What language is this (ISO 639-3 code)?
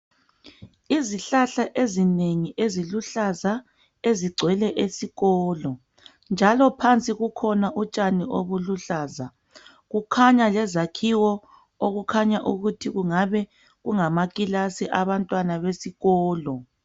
nde